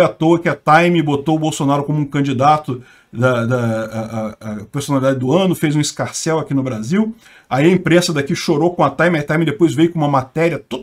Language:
Portuguese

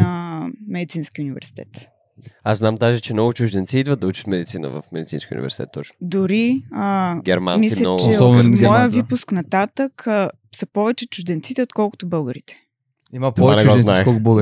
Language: Bulgarian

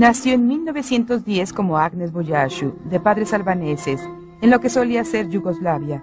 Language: Spanish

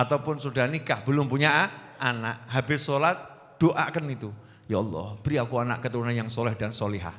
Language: Indonesian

